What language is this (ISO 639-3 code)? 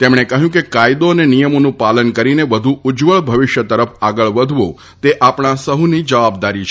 guj